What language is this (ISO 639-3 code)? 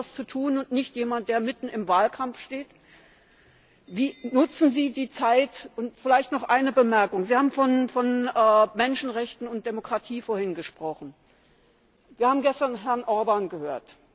deu